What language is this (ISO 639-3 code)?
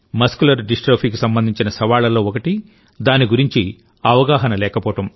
tel